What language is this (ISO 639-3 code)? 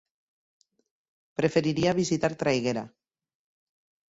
cat